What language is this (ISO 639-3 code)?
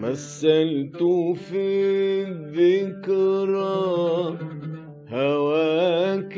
ara